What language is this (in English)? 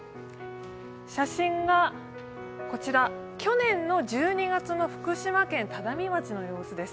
Japanese